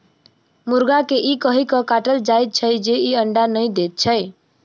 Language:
Maithili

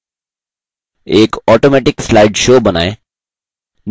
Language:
Hindi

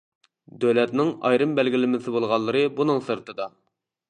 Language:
Uyghur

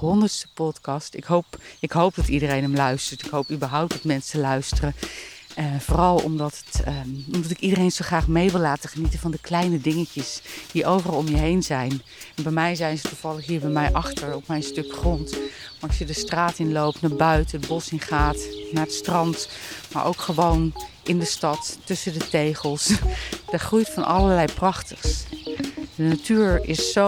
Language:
Dutch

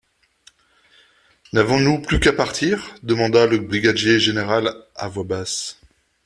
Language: French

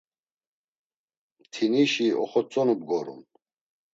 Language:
Laz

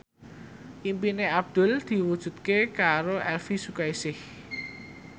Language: Javanese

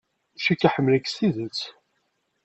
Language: Kabyle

